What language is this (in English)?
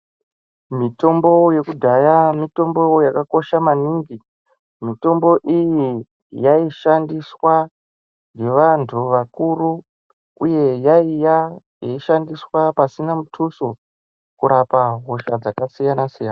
Ndau